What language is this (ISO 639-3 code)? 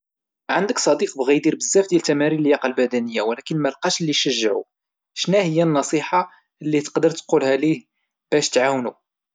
ary